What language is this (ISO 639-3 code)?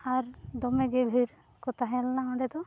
sat